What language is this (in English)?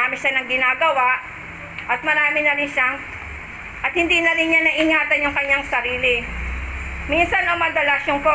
Filipino